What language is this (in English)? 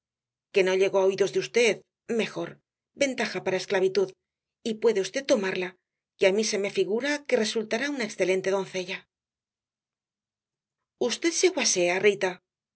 Spanish